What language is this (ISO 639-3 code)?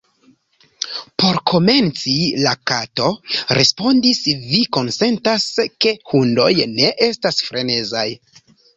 epo